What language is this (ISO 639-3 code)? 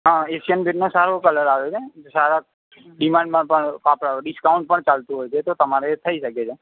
guj